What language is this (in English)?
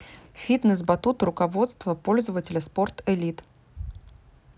Russian